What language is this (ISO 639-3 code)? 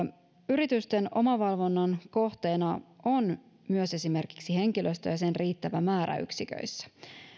fin